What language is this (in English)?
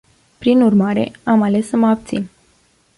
Romanian